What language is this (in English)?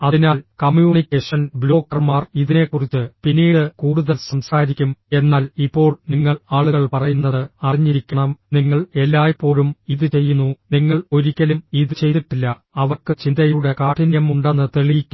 Malayalam